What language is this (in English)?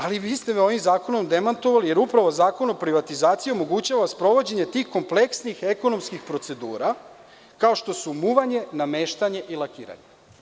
Serbian